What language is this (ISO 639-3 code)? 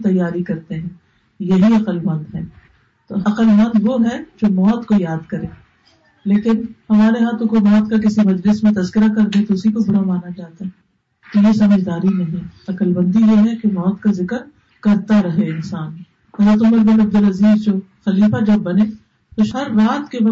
urd